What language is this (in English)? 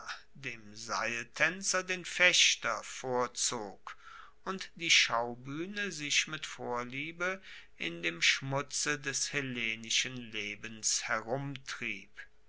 German